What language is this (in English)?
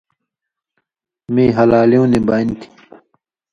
Indus Kohistani